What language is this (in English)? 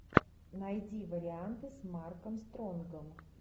Russian